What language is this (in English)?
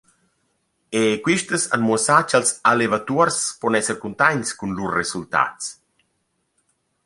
Romansh